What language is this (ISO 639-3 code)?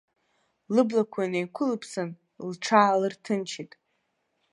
abk